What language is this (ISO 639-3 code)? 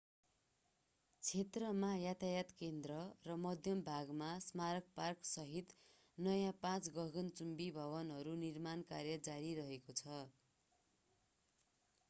nep